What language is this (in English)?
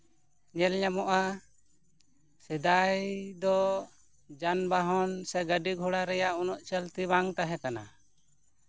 Santali